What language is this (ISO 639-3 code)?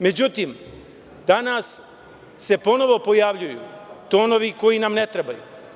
srp